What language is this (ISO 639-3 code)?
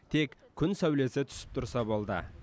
kaz